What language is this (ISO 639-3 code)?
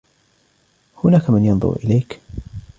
ara